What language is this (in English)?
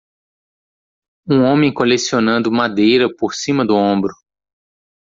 Portuguese